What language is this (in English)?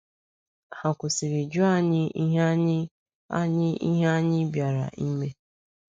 Igbo